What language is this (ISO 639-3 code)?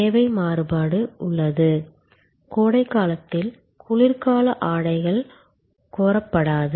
tam